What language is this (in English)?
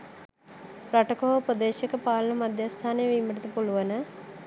Sinhala